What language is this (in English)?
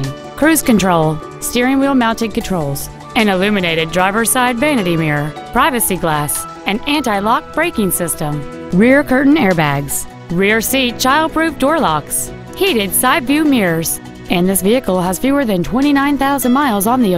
English